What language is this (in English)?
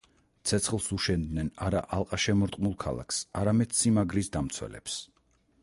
Georgian